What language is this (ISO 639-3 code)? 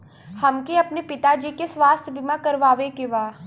bho